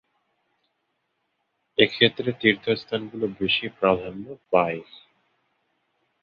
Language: Bangla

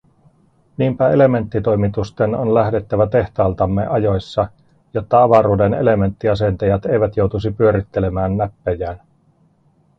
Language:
Finnish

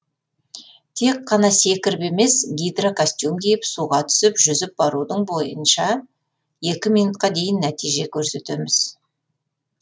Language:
Kazakh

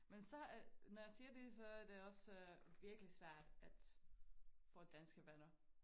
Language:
Danish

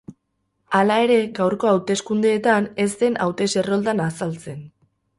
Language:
Basque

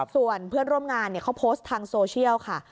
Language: Thai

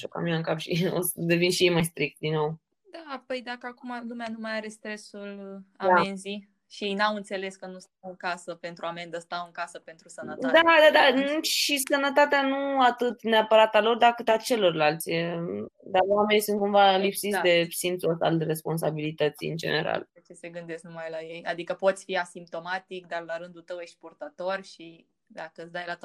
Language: Romanian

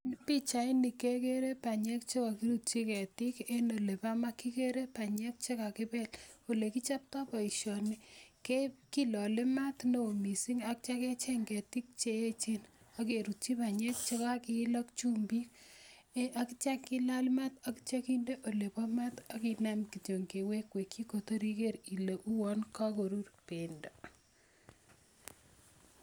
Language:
Kalenjin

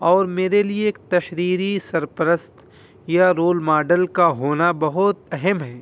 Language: Urdu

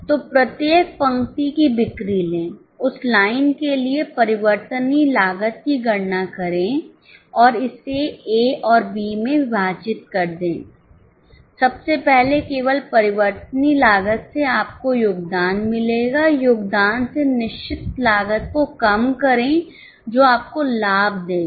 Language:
Hindi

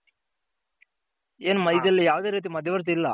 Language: Kannada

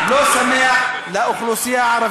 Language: Hebrew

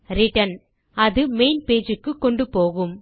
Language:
Tamil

